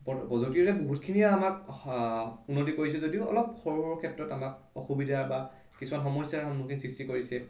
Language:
Assamese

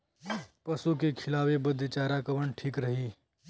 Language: Bhojpuri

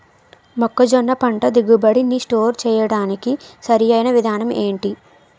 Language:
Telugu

